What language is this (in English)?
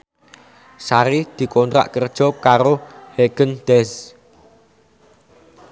Javanese